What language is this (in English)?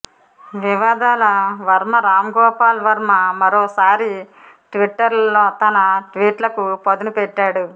Telugu